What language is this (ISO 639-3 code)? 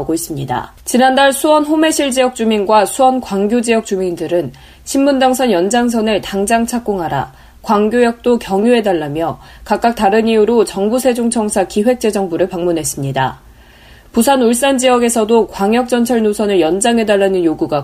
kor